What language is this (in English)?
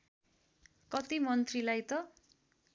Nepali